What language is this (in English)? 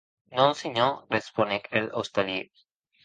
Occitan